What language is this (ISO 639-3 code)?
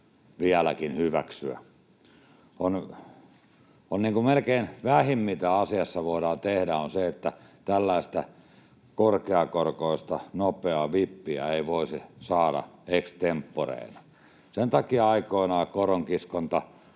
fin